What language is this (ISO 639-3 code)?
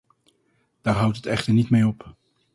nld